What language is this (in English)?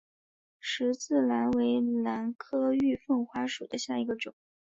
Chinese